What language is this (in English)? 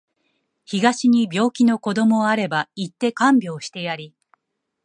Japanese